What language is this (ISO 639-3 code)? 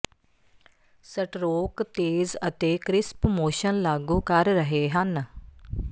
pan